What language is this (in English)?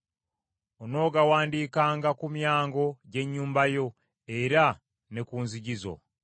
Ganda